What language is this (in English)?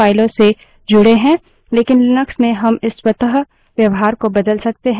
Hindi